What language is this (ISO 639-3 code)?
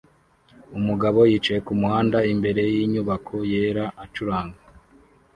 kin